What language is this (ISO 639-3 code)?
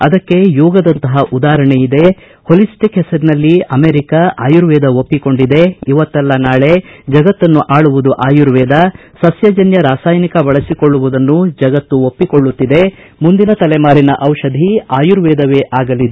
kan